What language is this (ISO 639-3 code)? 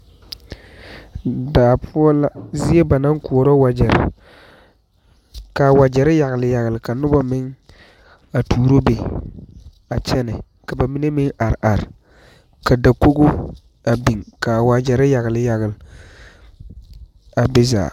dga